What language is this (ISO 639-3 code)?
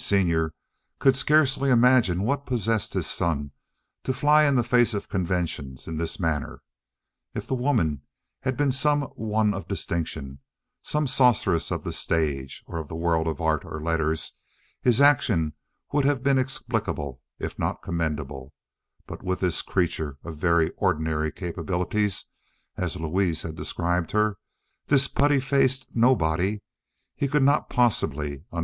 eng